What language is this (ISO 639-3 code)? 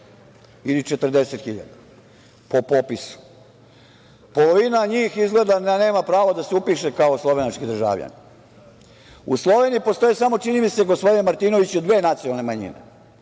srp